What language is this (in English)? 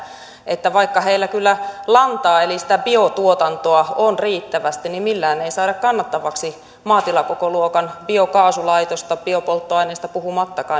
Finnish